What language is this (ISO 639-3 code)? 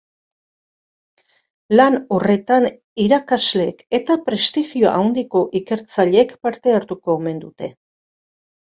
eus